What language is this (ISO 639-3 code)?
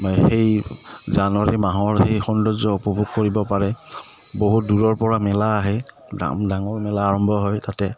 asm